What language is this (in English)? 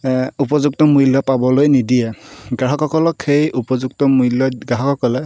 Assamese